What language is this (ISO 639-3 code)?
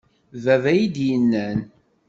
kab